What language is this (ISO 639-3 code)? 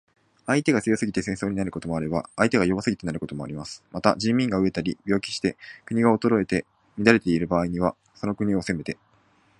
jpn